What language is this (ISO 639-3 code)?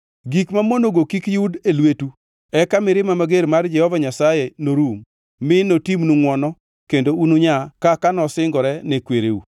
luo